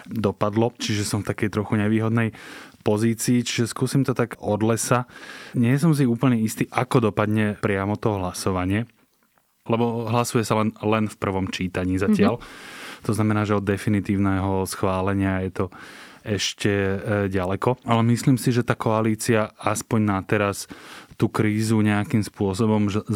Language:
Slovak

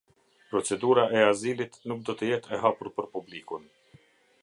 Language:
Albanian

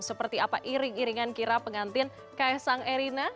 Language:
Indonesian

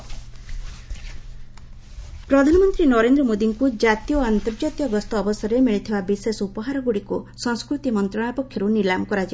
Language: Odia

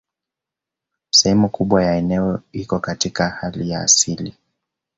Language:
Swahili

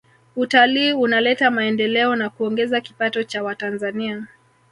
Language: Swahili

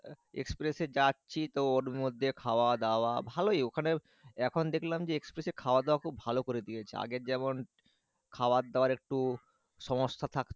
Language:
Bangla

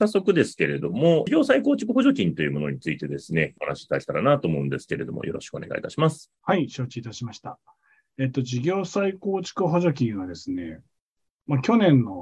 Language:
Japanese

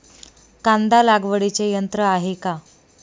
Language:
Marathi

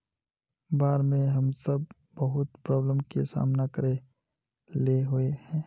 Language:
Magahi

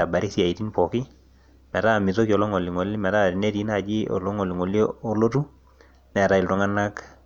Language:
Masai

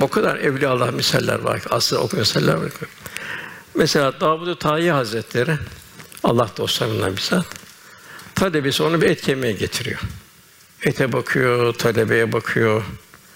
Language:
Turkish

